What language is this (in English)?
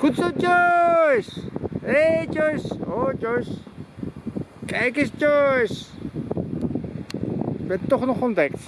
Dutch